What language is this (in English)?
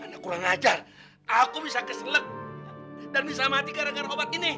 Indonesian